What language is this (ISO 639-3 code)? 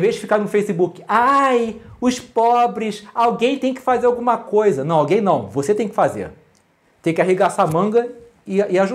por